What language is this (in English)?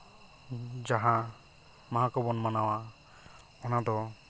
Santali